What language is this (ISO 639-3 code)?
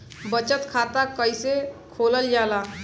bho